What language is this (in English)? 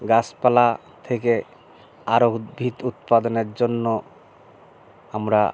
Bangla